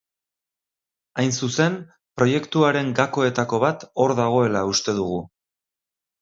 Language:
Basque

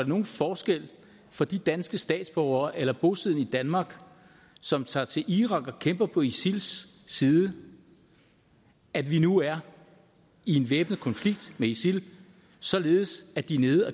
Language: Danish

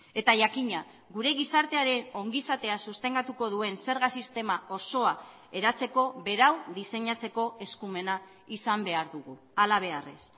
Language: Basque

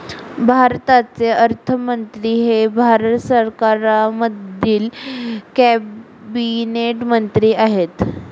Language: Marathi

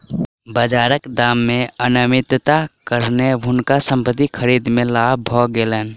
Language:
Maithili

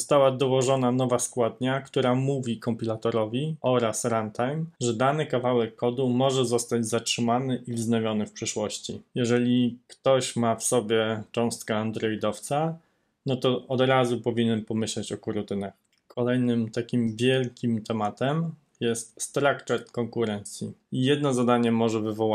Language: Polish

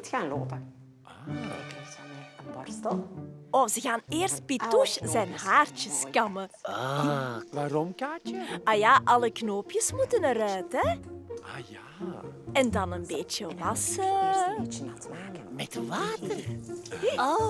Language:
Dutch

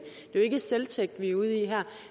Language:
Danish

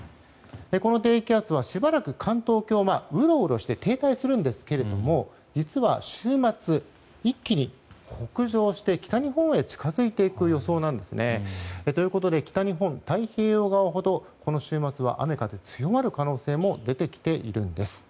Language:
Japanese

